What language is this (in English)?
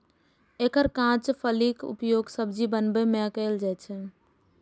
Maithili